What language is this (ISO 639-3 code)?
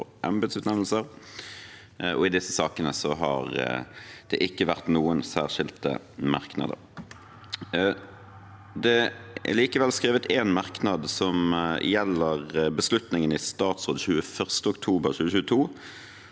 nor